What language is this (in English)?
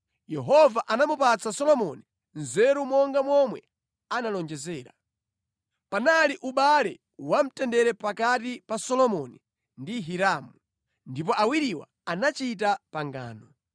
Nyanja